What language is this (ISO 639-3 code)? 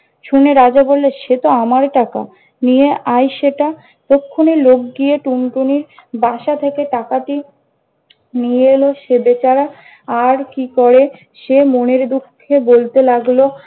ben